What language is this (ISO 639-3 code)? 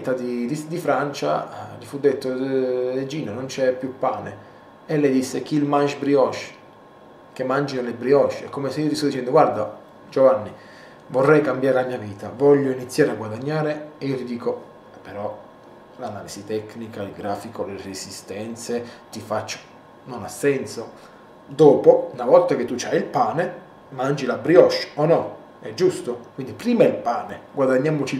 ita